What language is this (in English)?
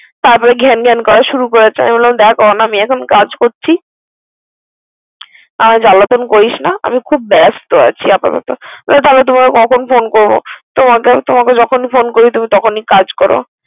Bangla